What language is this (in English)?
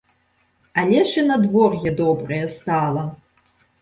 Belarusian